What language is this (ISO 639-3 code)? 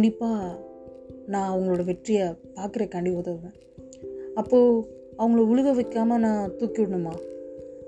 tam